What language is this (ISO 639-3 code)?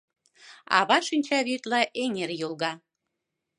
chm